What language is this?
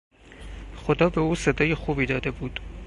Persian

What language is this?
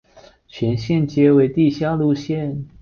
Chinese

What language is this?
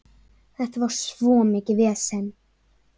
Icelandic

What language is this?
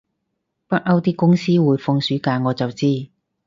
Cantonese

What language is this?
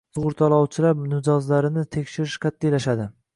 Uzbek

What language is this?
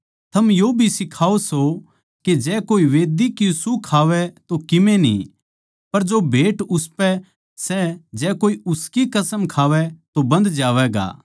Haryanvi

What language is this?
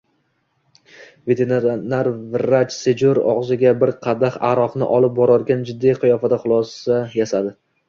Uzbek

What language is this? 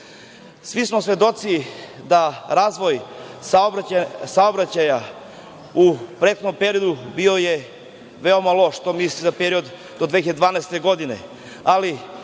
Serbian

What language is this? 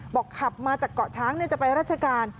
Thai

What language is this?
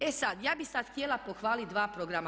Croatian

